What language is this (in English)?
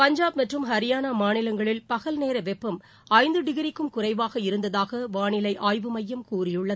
Tamil